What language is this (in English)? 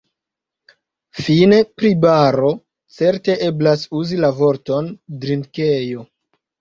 Esperanto